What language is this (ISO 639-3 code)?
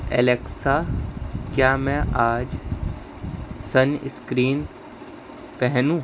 urd